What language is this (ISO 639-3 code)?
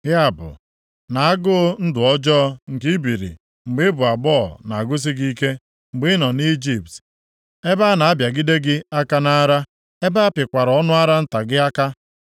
ibo